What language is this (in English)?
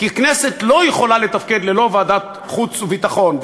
Hebrew